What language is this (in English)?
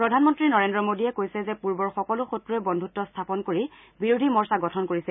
Assamese